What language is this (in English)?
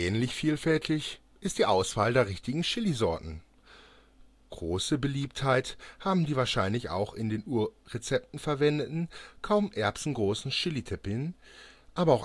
German